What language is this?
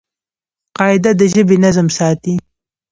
Pashto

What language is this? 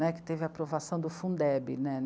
Portuguese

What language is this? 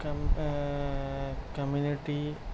Urdu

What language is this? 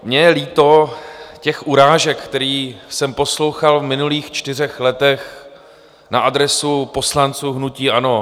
Czech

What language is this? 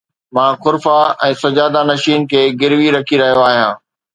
Sindhi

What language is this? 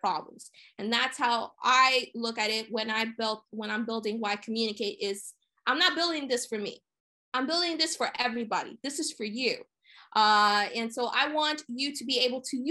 English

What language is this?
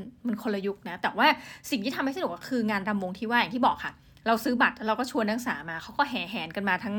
Thai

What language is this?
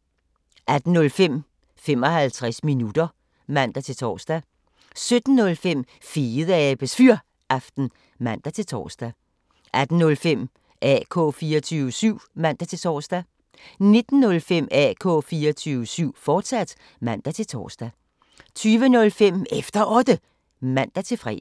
Danish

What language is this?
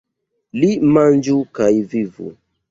Esperanto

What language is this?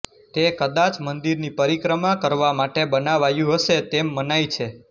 Gujarati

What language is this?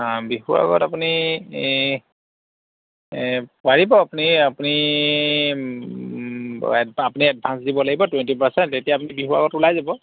Assamese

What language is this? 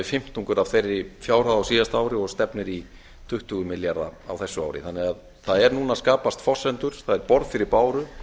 Icelandic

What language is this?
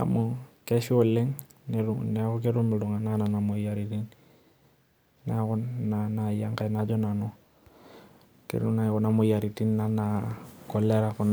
Masai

